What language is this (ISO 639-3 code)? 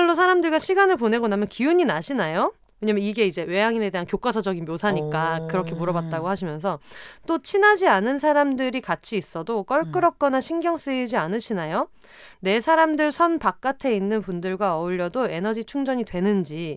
kor